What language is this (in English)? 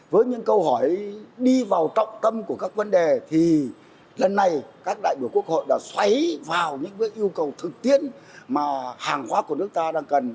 Vietnamese